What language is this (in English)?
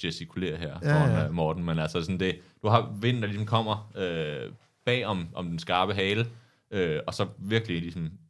Danish